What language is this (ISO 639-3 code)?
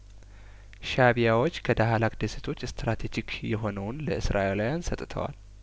amh